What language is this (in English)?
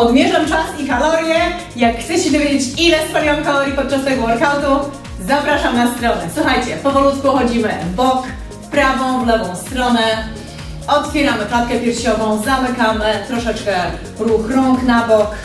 Polish